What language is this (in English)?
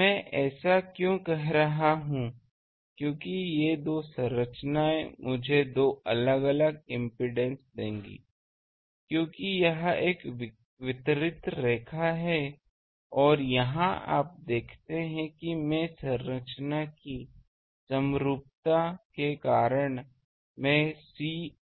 Hindi